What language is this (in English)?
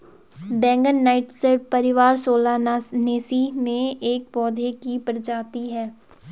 Hindi